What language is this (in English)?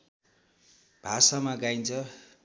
Nepali